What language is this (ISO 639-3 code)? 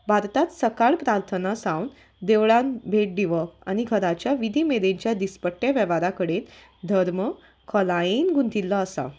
kok